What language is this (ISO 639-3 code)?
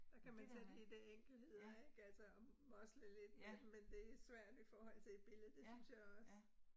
dan